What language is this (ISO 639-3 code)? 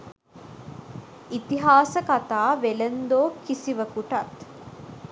sin